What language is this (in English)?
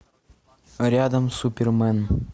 Russian